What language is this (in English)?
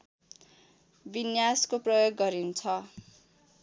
Nepali